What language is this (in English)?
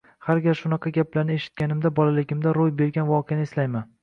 Uzbek